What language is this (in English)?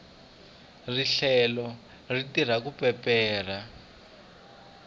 Tsonga